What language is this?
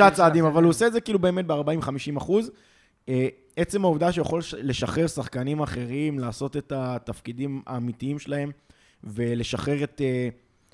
Hebrew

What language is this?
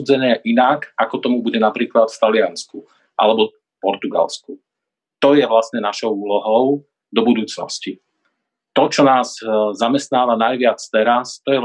Slovak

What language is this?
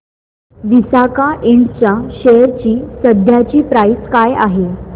Marathi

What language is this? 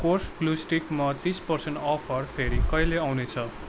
Nepali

